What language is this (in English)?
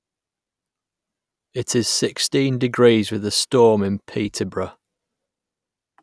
English